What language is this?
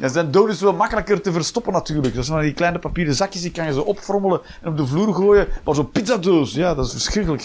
Dutch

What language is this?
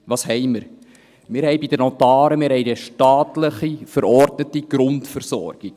Swiss German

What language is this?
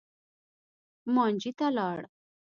Pashto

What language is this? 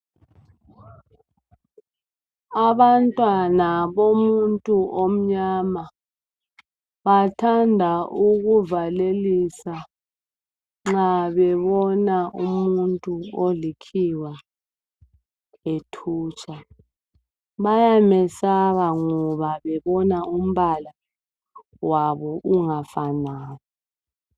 North Ndebele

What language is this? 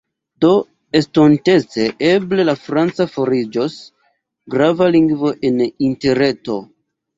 Esperanto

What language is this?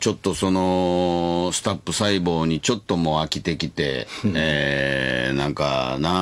Japanese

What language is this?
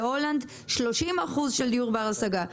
Hebrew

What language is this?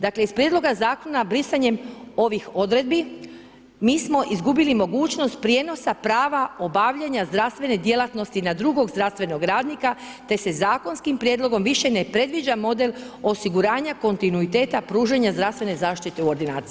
Croatian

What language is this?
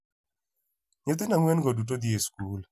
Luo (Kenya and Tanzania)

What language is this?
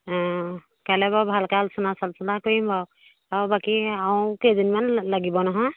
Assamese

